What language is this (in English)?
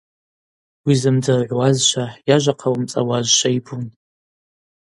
Abaza